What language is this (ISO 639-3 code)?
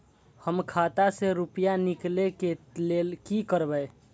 mai